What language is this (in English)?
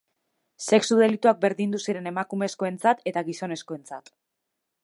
Basque